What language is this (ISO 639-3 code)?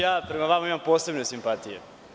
srp